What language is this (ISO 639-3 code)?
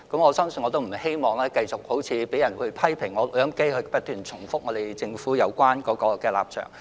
yue